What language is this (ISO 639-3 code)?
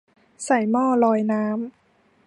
tha